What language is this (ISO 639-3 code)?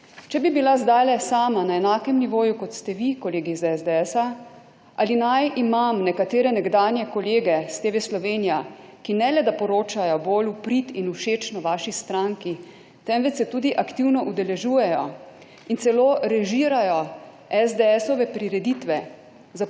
slv